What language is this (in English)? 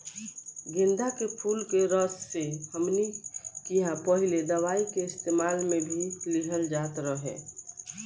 Bhojpuri